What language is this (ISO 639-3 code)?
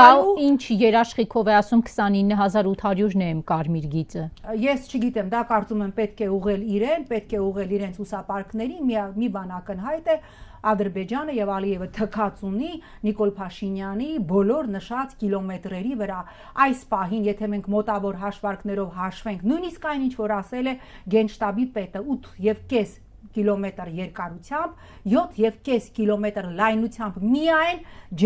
ron